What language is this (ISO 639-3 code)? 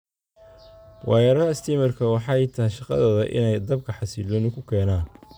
som